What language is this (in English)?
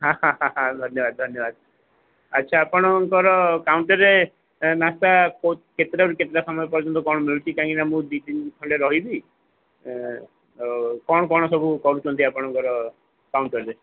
Odia